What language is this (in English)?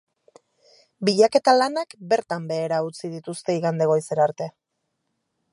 Basque